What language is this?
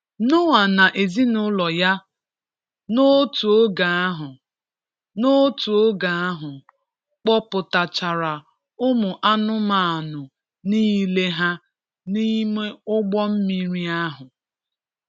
Igbo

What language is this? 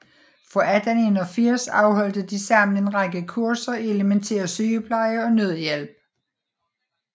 Danish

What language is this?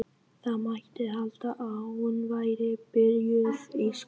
Icelandic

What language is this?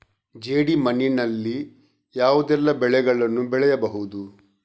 Kannada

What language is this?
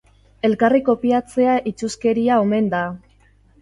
Basque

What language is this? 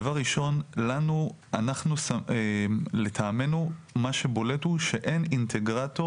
Hebrew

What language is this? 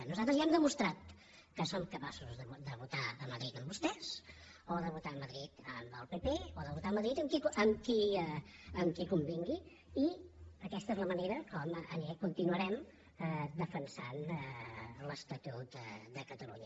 Catalan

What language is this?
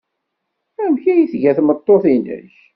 Kabyle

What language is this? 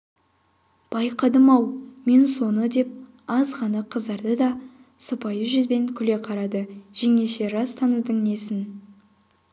Kazakh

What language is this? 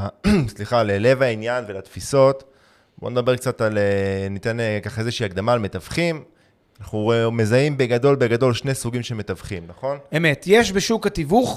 Hebrew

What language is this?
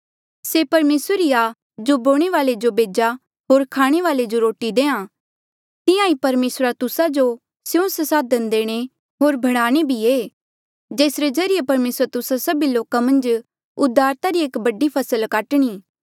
Mandeali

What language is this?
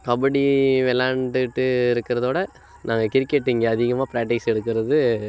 Tamil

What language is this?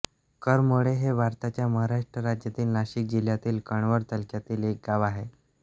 Marathi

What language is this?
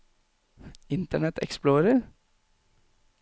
Norwegian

